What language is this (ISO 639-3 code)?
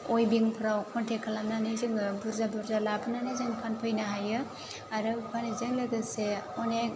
brx